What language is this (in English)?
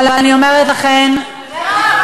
Hebrew